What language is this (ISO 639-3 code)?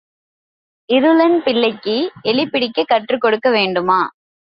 tam